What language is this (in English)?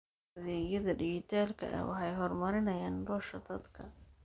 Somali